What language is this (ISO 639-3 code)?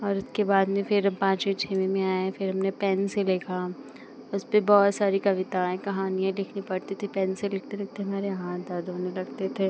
hin